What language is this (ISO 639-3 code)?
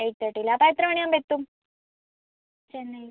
mal